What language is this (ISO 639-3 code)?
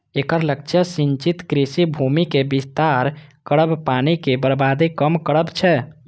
mai